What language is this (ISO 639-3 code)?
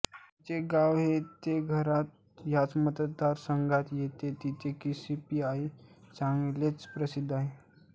mar